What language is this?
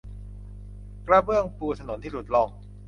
Thai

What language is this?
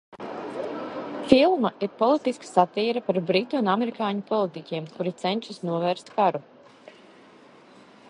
Latvian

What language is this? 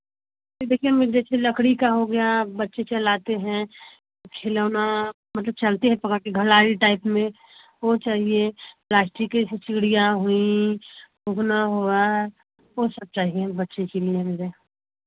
Hindi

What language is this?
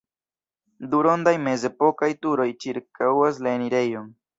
Esperanto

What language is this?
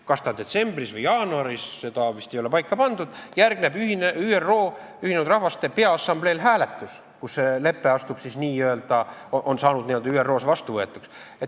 Estonian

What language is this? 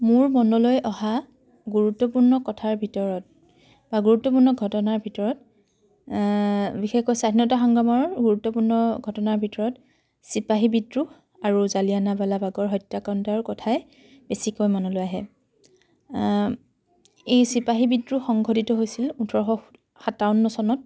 Assamese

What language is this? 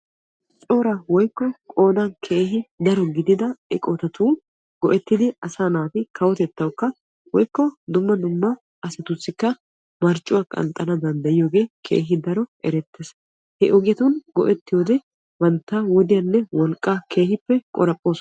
Wolaytta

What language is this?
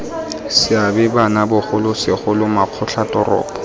Tswana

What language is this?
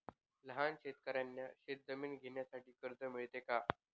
Marathi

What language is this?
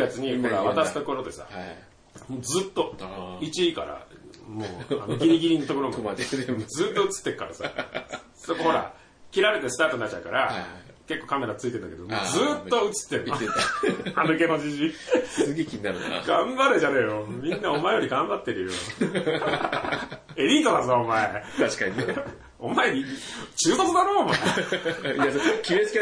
Japanese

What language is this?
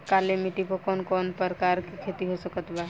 Bhojpuri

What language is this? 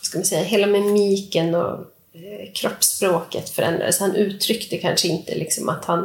Swedish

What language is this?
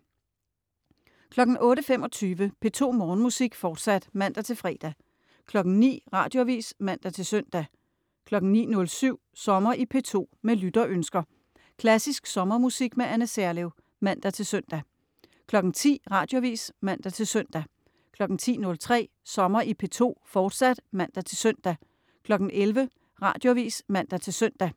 Danish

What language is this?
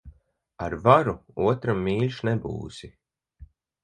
Latvian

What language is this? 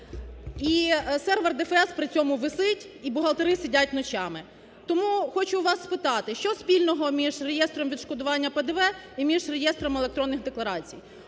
Ukrainian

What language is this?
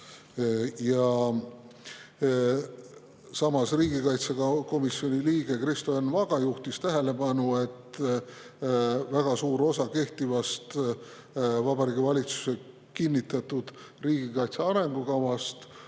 Estonian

